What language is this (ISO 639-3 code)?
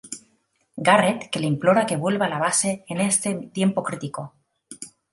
spa